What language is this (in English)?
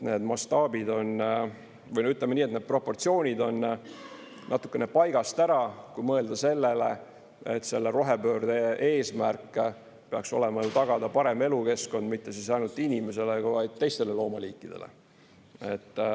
Estonian